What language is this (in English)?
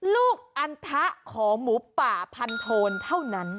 Thai